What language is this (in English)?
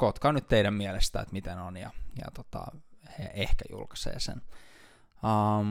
Finnish